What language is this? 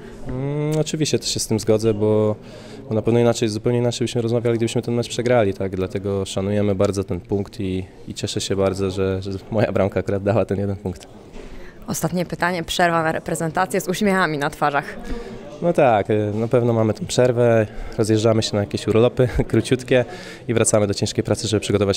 Polish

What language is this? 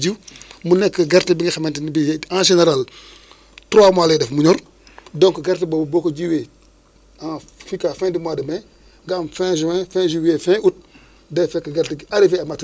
Wolof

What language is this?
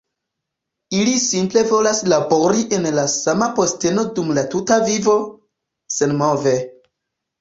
Esperanto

